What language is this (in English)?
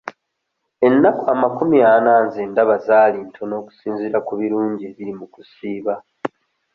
Ganda